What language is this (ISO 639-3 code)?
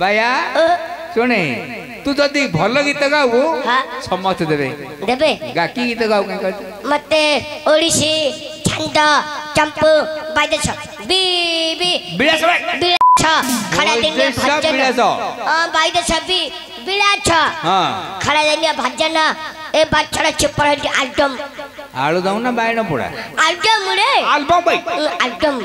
hin